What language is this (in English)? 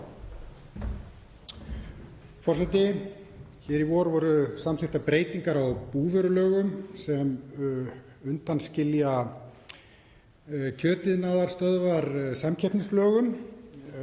Icelandic